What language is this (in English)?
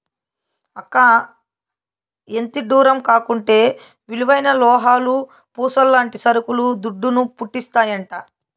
Telugu